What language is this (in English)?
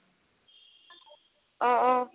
Assamese